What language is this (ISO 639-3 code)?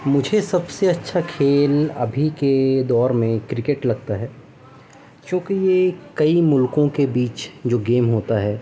urd